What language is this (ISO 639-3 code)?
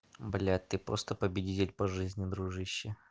rus